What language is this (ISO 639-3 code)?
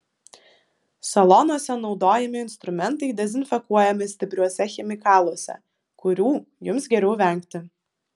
lit